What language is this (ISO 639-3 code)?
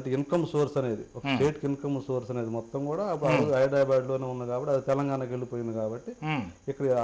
tel